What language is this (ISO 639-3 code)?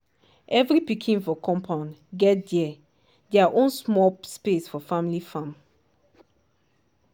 pcm